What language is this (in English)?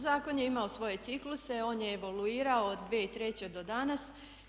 Croatian